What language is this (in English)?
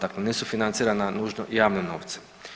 Croatian